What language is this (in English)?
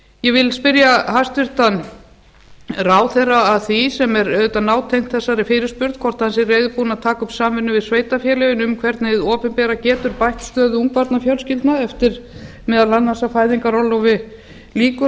Icelandic